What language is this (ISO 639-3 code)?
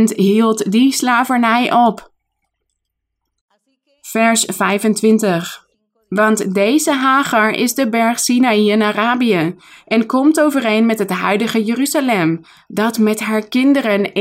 nld